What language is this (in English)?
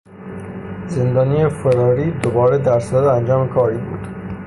Persian